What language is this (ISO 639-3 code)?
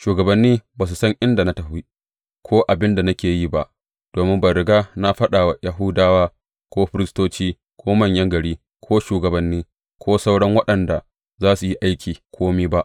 hau